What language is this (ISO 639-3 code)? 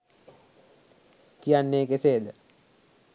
sin